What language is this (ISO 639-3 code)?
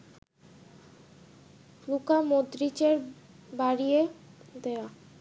ben